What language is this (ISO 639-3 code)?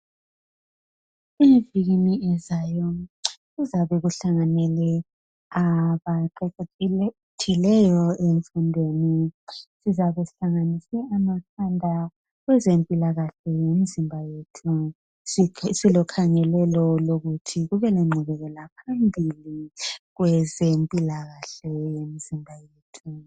nde